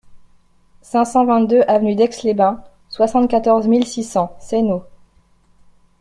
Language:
French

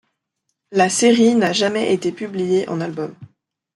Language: French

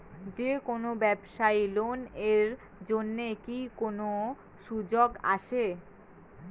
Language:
Bangla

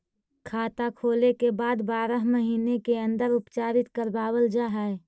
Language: Magahi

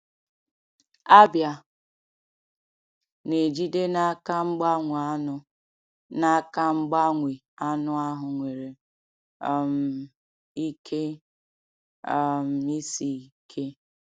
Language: Igbo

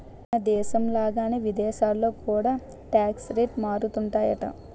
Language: Telugu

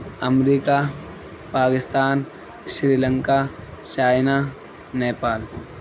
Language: Urdu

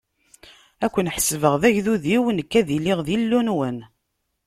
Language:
Kabyle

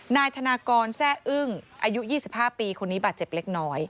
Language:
Thai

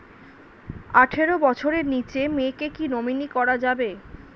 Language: Bangla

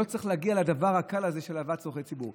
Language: Hebrew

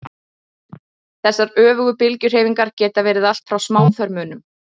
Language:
Icelandic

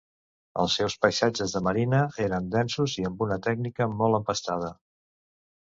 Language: Catalan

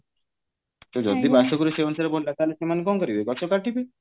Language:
Odia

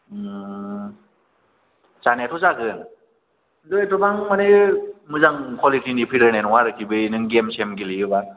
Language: Bodo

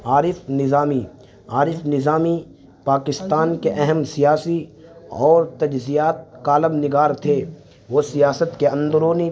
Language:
Urdu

